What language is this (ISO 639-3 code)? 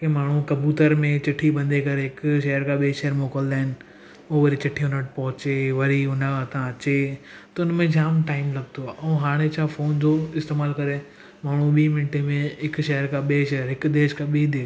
snd